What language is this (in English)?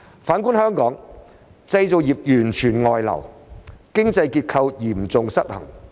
Cantonese